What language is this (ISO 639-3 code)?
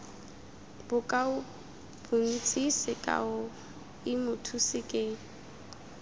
tsn